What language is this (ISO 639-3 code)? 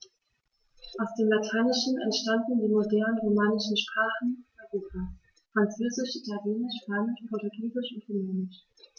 deu